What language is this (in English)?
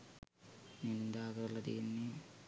Sinhala